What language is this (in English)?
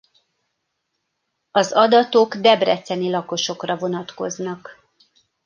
Hungarian